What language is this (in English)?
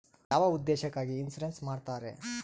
Kannada